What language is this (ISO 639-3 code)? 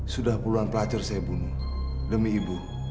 ind